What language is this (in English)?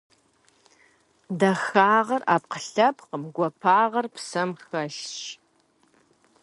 Kabardian